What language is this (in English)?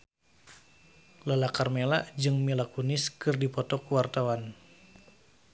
Sundanese